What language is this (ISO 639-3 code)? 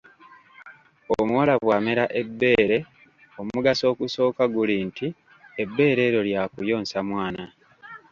lug